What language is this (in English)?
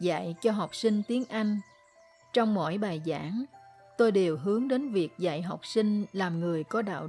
Vietnamese